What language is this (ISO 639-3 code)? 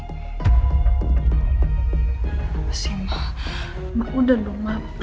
ind